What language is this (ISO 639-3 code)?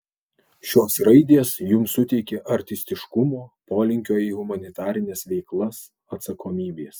lit